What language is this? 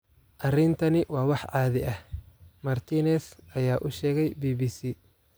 Somali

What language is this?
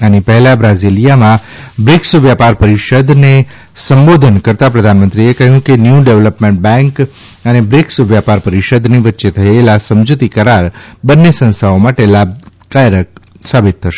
Gujarati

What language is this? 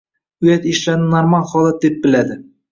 Uzbek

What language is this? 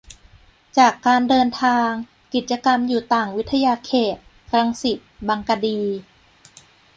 Thai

